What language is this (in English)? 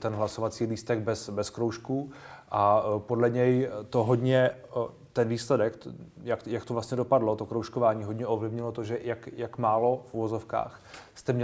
Czech